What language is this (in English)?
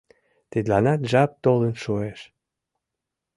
Mari